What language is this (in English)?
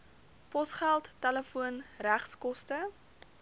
Afrikaans